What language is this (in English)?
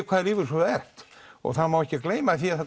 Icelandic